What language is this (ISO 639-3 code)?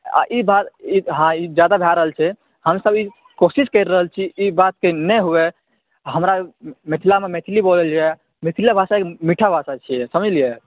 mai